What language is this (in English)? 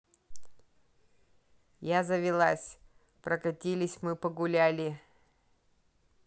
Russian